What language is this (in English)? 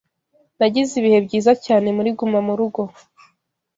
Kinyarwanda